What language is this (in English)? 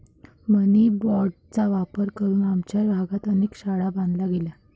Marathi